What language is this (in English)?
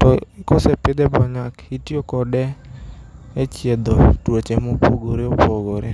Luo (Kenya and Tanzania)